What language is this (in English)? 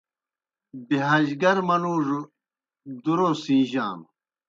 Kohistani Shina